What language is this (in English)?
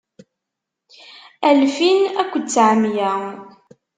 Kabyle